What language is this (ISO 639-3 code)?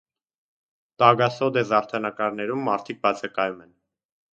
hye